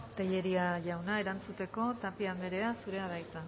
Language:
Basque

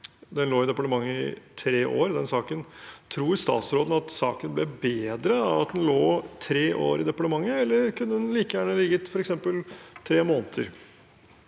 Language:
Norwegian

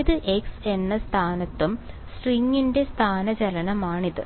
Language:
Malayalam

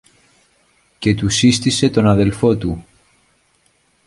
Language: Greek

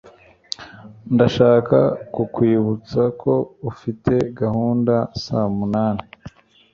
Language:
Kinyarwanda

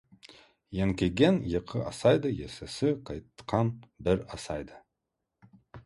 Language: Kazakh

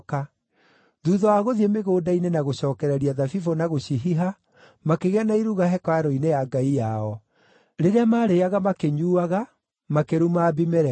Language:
Kikuyu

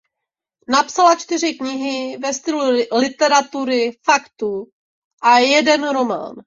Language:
Czech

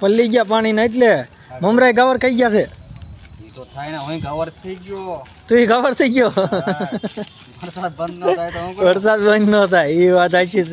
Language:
Gujarati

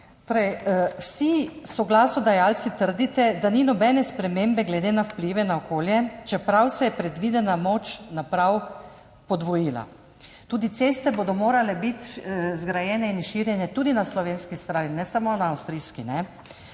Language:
Slovenian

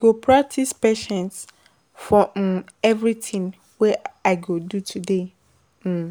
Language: Nigerian Pidgin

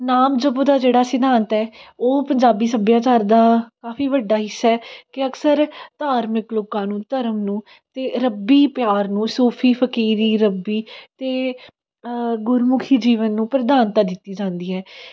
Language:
Punjabi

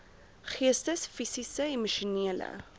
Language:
Afrikaans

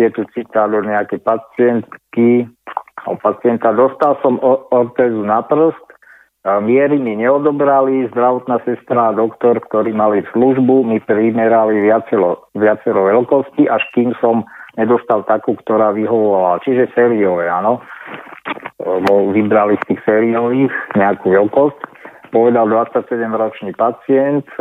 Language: Slovak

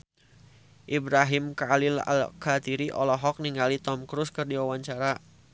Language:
Sundanese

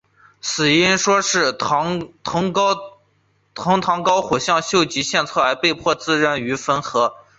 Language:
Chinese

